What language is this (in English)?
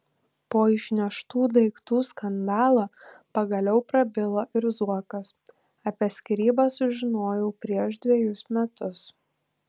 Lithuanian